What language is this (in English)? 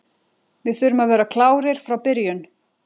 Icelandic